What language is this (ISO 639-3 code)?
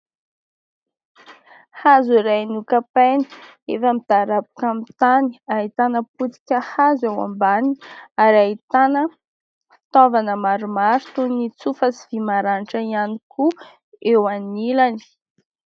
mlg